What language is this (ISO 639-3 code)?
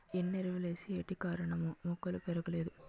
tel